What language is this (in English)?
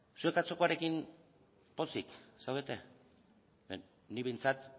Basque